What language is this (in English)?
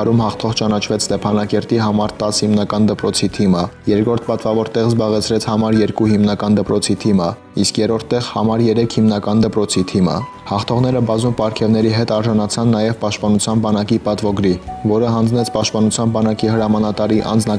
Romanian